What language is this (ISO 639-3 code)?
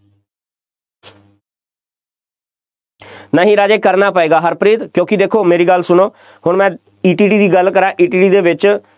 pan